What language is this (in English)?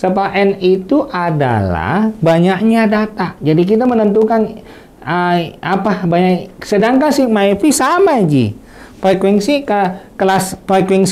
Indonesian